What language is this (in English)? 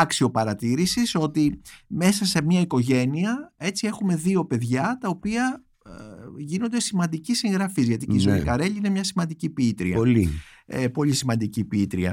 Greek